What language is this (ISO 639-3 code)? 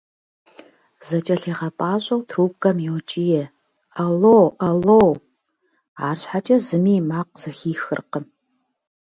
kbd